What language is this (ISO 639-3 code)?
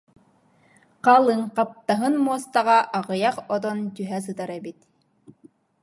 sah